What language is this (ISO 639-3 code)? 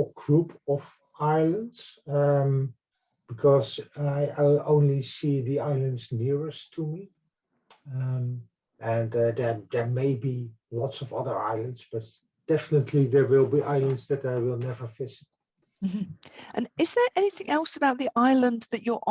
eng